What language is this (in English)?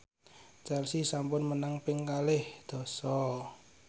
Javanese